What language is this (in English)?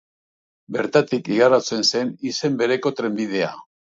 Basque